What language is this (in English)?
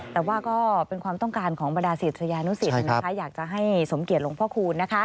Thai